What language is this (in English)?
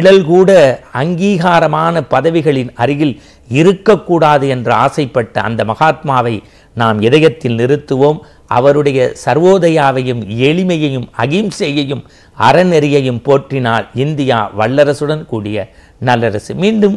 Turkish